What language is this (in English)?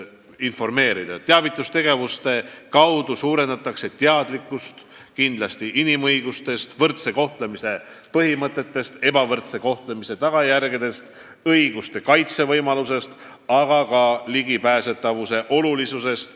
Estonian